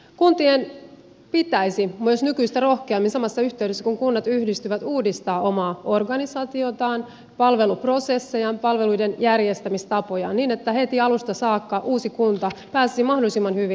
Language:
Finnish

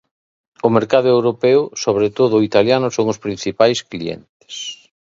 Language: Galician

